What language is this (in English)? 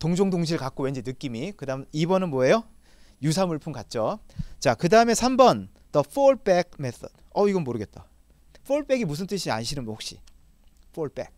Korean